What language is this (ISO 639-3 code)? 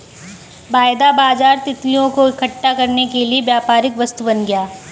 hin